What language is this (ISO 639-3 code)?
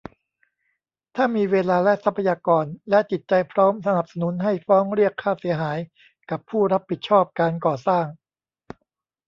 tha